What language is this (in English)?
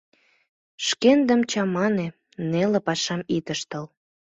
Mari